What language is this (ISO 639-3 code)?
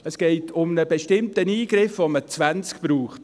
gsw